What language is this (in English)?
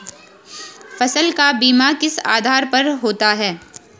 Hindi